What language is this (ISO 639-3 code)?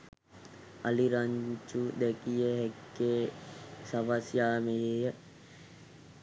sin